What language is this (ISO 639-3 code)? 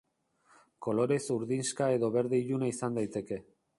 eus